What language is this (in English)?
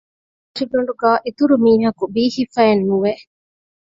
Divehi